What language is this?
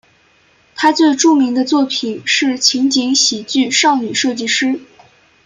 Chinese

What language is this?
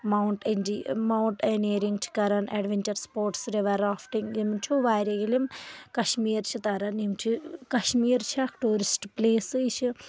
Kashmiri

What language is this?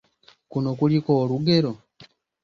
Ganda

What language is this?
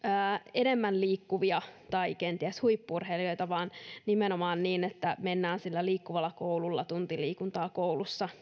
Finnish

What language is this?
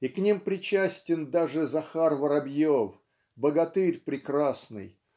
Russian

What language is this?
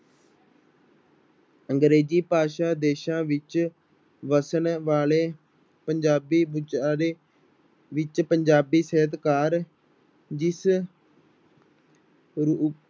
Punjabi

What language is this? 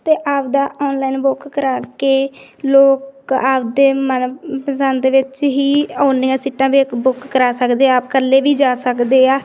Punjabi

